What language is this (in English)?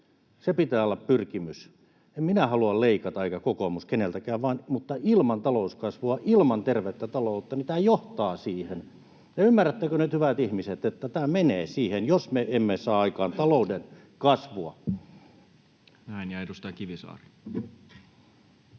Finnish